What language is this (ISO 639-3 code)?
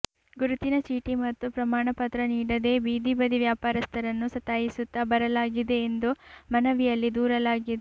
kan